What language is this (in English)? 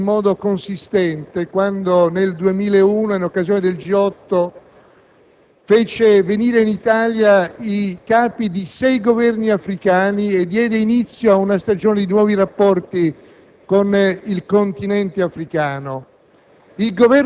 Italian